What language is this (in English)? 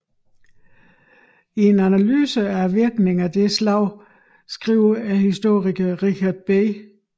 Danish